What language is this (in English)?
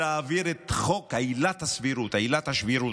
Hebrew